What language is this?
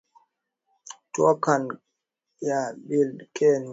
Swahili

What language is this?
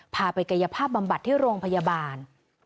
Thai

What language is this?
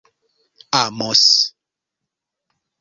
Esperanto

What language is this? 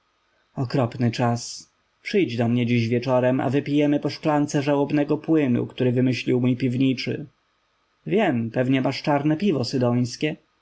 Polish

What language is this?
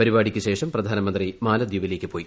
Malayalam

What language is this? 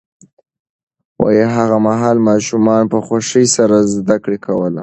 Pashto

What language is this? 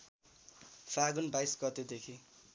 Nepali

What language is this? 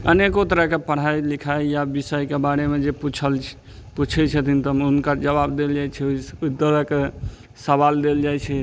Maithili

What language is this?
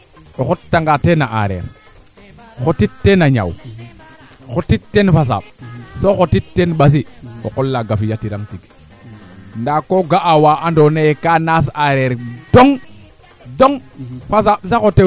Serer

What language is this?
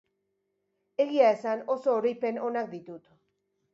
Basque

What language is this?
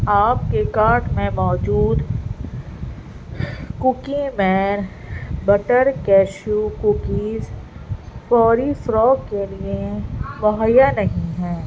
Urdu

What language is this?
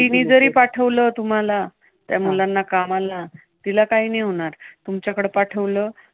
Marathi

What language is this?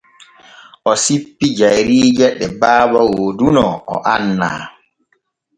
Borgu Fulfulde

